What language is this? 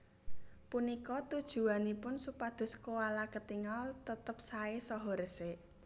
Javanese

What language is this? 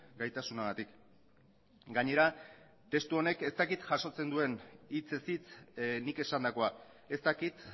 Basque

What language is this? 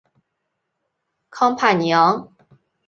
Chinese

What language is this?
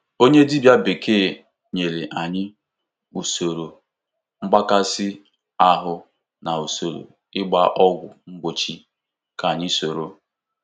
Igbo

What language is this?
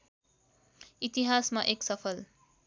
Nepali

